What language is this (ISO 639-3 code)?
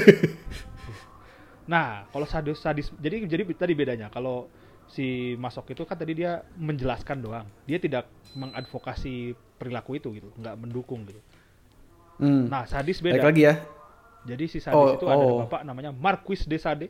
ind